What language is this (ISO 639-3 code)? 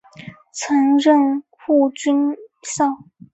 zho